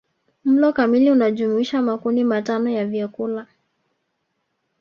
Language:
Swahili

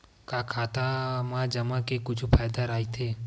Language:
Chhattisgarhi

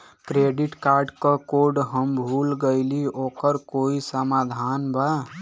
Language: Bhojpuri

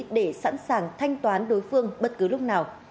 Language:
Vietnamese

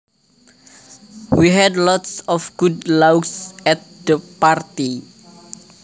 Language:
Javanese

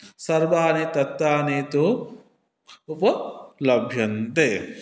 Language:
Sanskrit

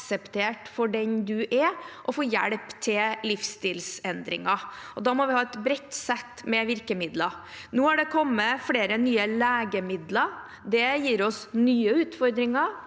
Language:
Norwegian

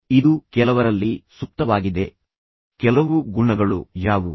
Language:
Kannada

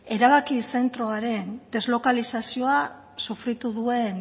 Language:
Basque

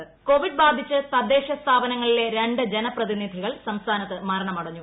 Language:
Malayalam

